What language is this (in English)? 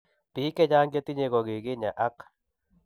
Kalenjin